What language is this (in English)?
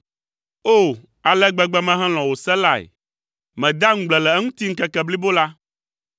Ewe